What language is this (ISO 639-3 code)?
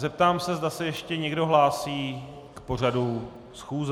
ces